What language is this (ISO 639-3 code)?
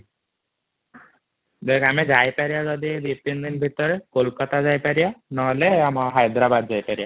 ori